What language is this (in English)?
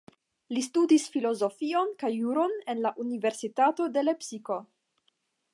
Esperanto